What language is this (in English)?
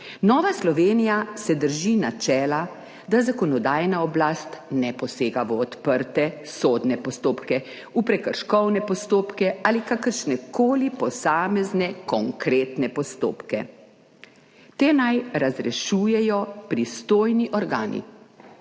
Slovenian